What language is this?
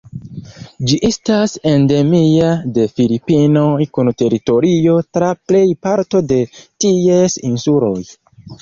Esperanto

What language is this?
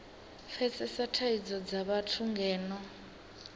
Venda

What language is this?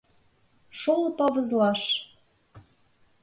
Mari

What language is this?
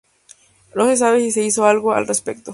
Spanish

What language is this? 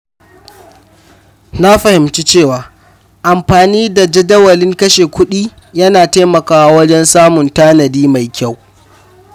Hausa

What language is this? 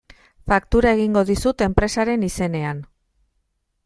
Basque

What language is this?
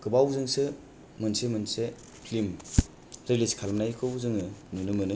Bodo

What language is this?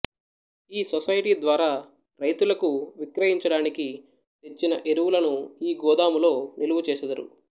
Telugu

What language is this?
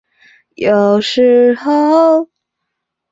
Chinese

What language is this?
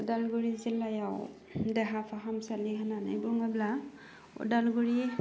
Bodo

